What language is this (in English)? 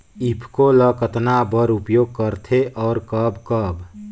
Chhattisgarhi